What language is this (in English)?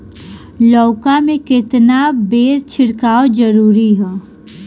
Bhojpuri